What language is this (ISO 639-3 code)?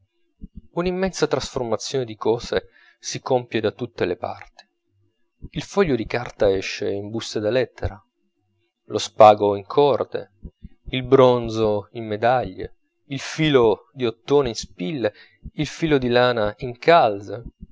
ita